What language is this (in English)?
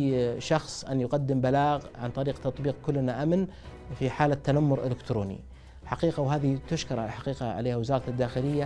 Arabic